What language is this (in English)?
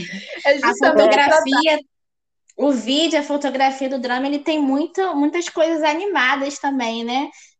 Portuguese